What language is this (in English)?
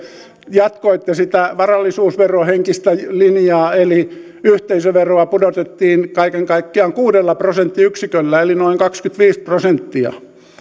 Finnish